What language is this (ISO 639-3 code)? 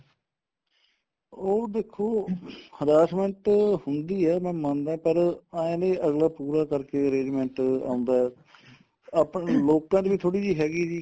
pan